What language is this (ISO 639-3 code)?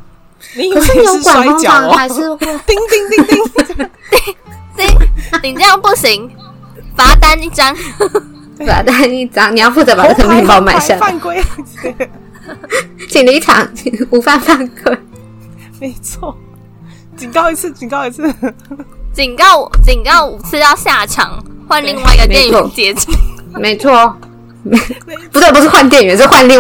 zho